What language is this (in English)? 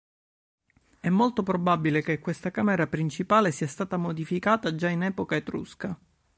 Italian